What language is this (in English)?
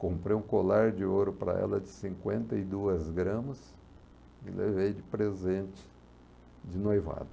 Portuguese